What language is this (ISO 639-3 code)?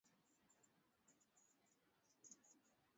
swa